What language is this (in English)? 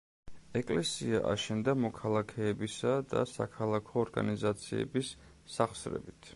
Georgian